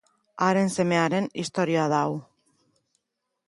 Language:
Basque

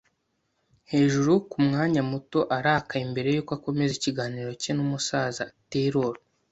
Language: Kinyarwanda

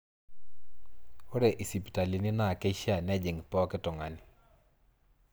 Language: Masai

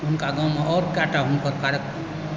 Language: Maithili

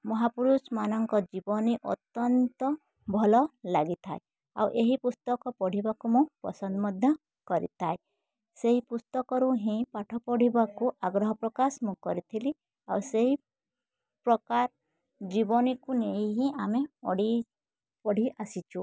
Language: Odia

